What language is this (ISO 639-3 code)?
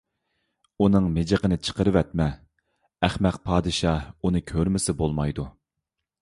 uig